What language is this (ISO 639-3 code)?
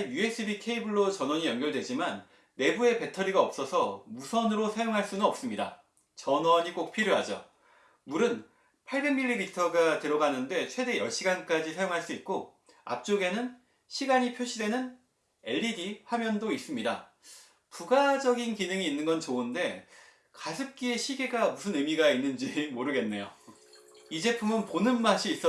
kor